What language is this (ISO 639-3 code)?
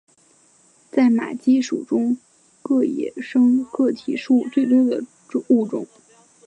zho